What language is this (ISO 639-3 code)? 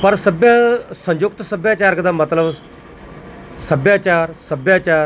pan